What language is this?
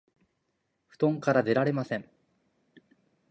Japanese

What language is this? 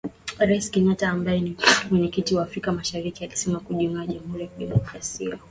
Swahili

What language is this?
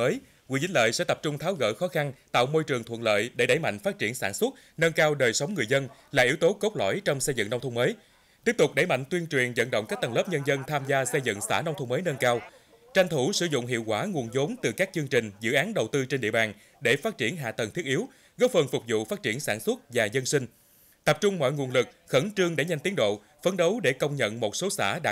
Vietnamese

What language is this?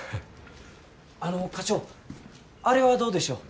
Japanese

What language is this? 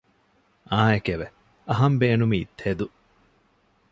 Divehi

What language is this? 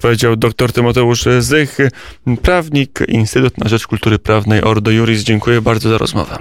Polish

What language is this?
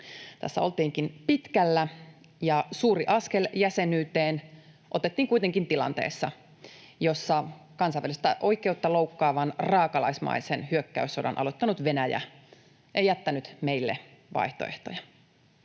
Finnish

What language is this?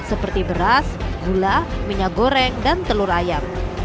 Indonesian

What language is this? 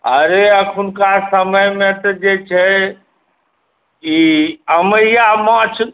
Maithili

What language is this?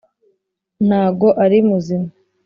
Kinyarwanda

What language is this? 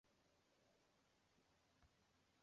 Chinese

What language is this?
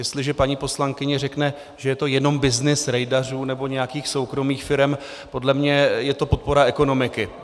Czech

